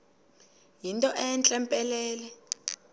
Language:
Xhosa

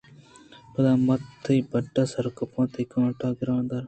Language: Eastern Balochi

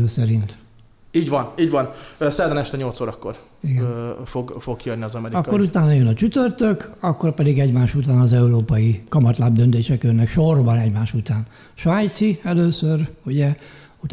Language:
Hungarian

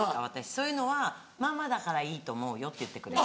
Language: Japanese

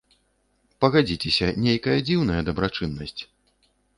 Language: Belarusian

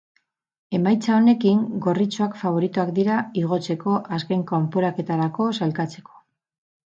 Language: Basque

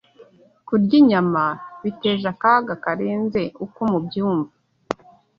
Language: Kinyarwanda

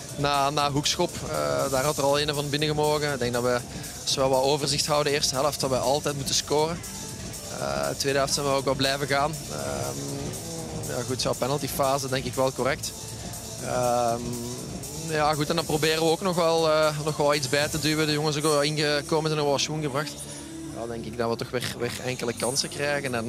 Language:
Dutch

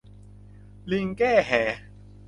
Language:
Thai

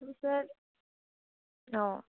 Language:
Assamese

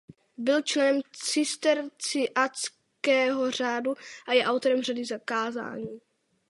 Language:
Czech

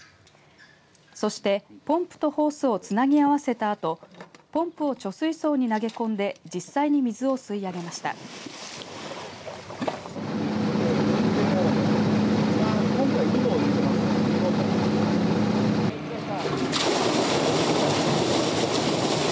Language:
Japanese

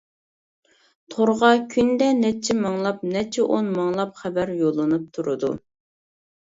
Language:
Uyghur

